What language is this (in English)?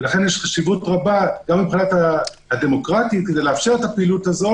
Hebrew